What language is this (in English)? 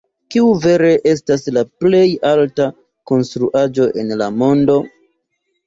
Esperanto